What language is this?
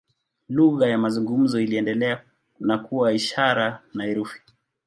Swahili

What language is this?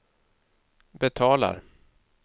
Swedish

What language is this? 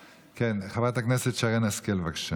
Hebrew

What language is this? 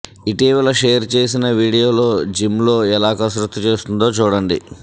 Telugu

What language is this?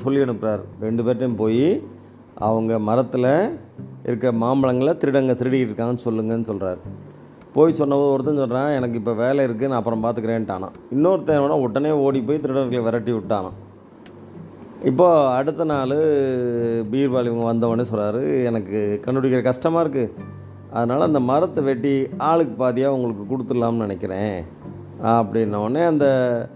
Tamil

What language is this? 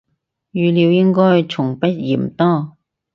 Cantonese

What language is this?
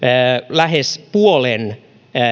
Finnish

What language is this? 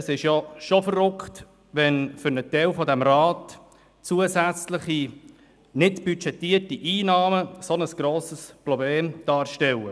Swiss German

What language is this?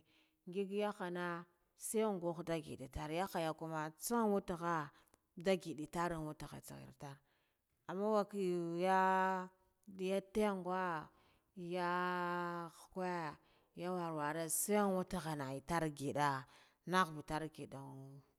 Guduf-Gava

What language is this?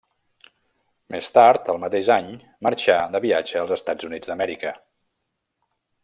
Catalan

